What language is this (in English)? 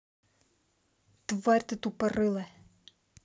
Russian